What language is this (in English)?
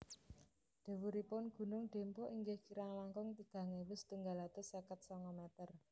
Javanese